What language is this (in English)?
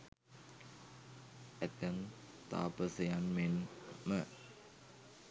Sinhala